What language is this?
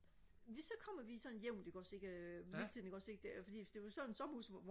Danish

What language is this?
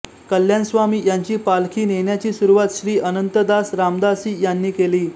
Marathi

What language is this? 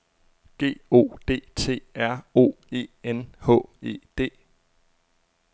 Danish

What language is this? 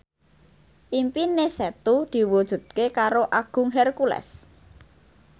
Javanese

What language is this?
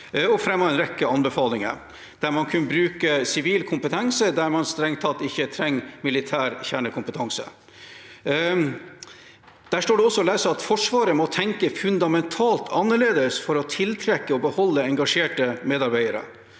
Norwegian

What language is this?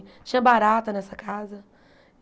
Portuguese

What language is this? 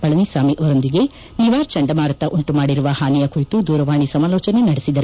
Kannada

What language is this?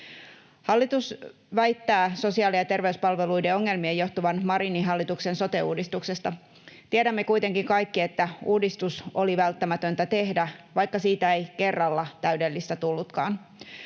Finnish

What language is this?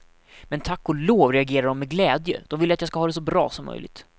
Swedish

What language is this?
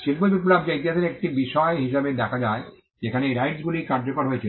Bangla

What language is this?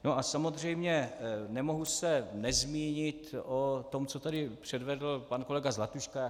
Czech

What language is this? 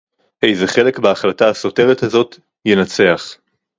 Hebrew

